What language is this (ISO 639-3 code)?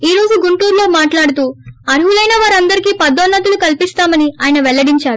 tel